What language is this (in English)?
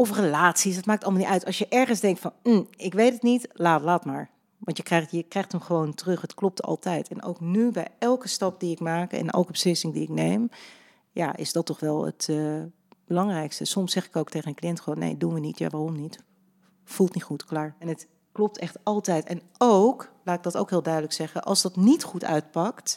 Dutch